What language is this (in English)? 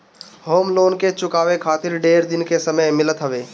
Bhojpuri